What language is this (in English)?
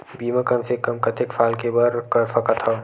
Chhattisgarhi